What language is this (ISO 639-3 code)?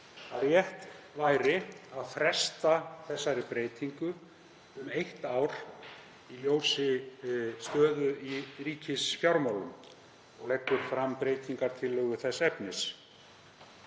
isl